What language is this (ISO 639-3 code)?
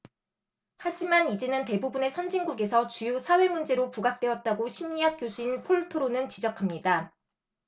kor